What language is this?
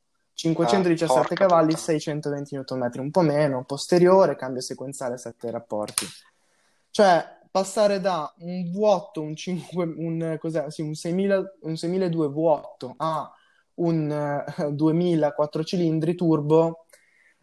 Italian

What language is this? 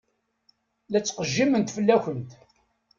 Kabyle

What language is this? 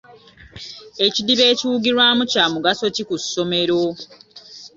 Ganda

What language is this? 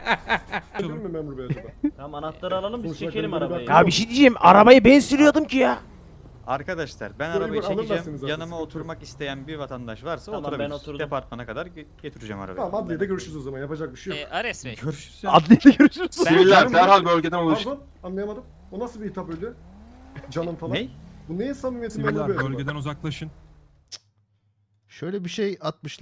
Turkish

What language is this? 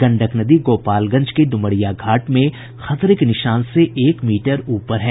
Hindi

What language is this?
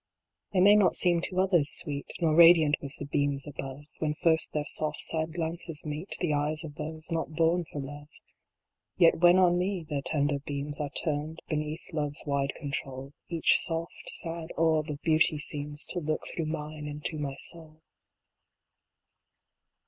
English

